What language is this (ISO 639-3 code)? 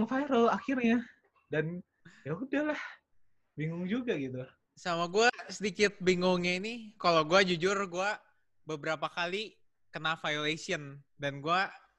ind